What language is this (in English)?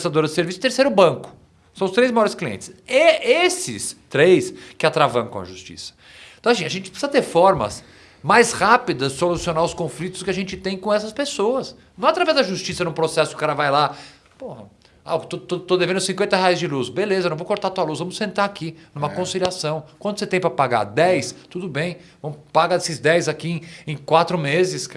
Portuguese